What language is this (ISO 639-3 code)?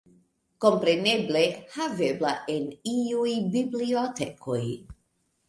epo